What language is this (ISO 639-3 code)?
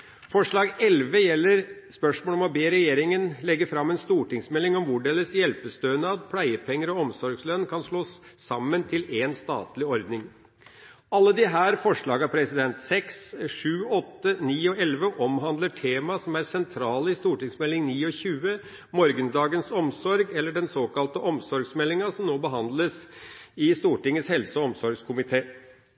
nob